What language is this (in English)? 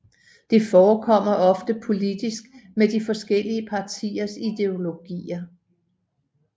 Danish